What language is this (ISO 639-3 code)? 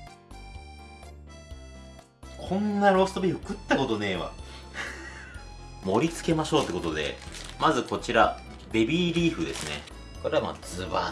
jpn